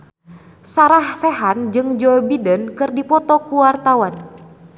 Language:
Sundanese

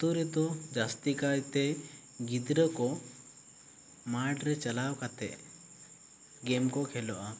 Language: Santali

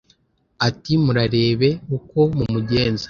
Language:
Kinyarwanda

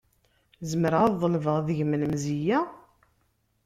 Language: Kabyle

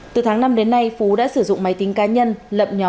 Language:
Vietnamese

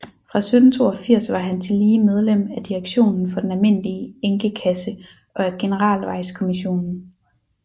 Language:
Danish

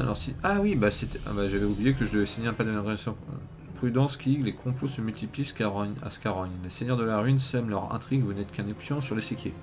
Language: French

